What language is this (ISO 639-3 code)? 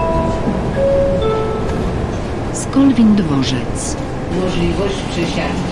pol